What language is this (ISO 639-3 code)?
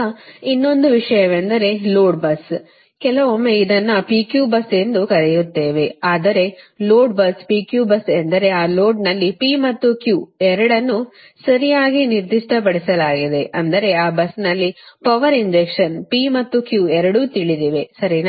kan